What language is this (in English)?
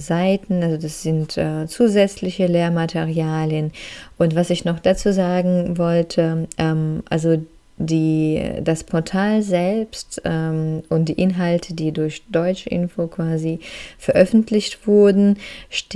German